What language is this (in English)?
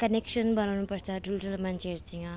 Nepali